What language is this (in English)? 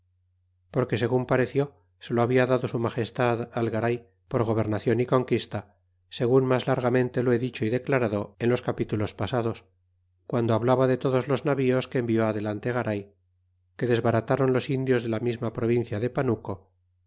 Spanish